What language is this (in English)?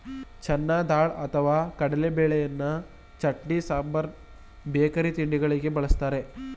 Kannada